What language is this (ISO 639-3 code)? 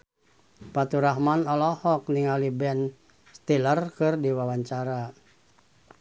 sun